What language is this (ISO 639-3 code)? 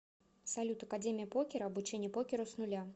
rus